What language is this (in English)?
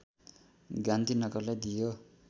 Nepali